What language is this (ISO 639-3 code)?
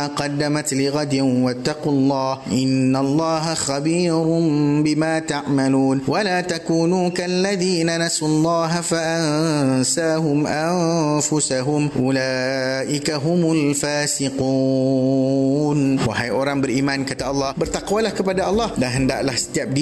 msa